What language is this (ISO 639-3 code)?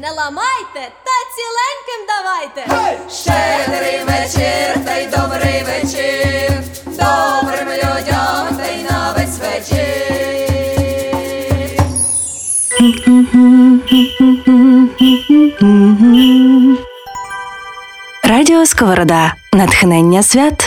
ukr